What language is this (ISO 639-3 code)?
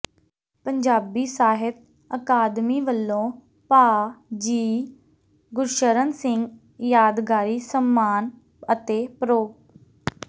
pan